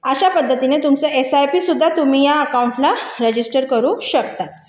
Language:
Marathi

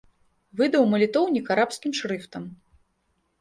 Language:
Belarusian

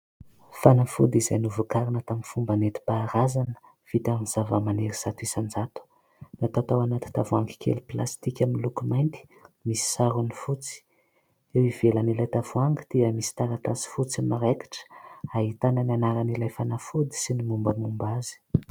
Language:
Malagasy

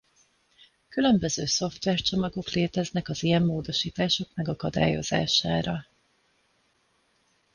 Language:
Hungarian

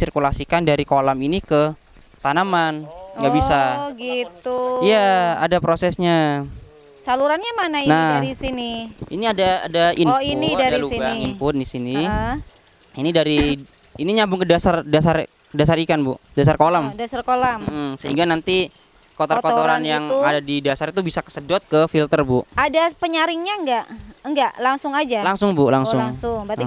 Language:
Indonesian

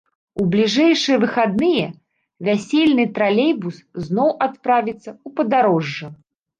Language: Belarusian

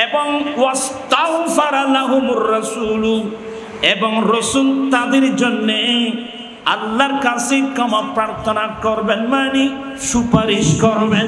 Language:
Bangla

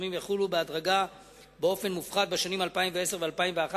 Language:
Hebrew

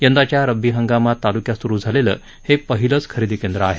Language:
Marathi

